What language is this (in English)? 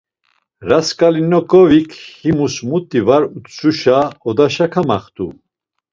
Laz